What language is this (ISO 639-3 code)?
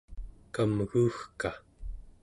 esu